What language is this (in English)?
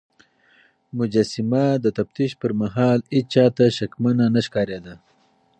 Pashto